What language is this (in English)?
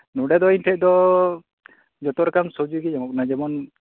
Santali